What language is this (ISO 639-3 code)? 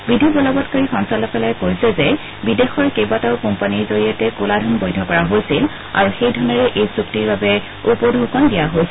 asm